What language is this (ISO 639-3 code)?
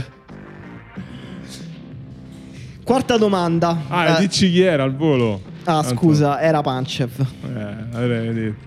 ita